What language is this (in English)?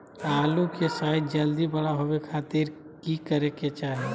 Magahi